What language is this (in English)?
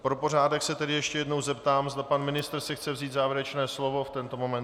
Czech